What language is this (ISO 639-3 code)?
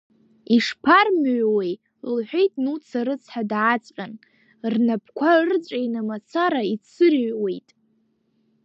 abk